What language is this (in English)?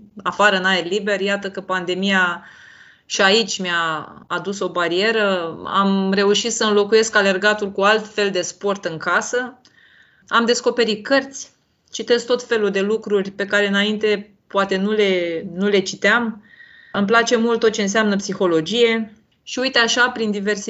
Romanian